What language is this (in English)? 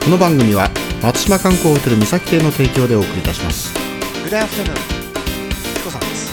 Japanese